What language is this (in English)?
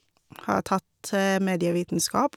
Norwegian